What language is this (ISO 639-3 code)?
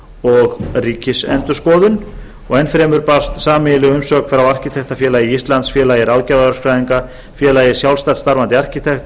isl